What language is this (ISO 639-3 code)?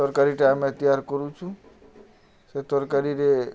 ori